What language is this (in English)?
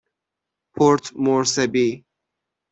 Persian